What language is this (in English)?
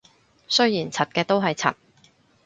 Cantonese